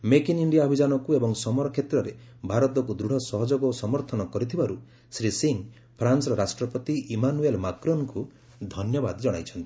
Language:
Odia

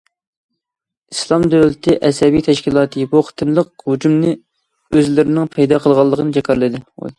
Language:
Uyghur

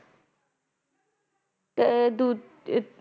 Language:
Punjabi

